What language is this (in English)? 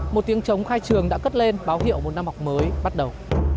Vietnamese